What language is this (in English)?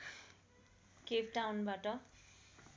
Nepali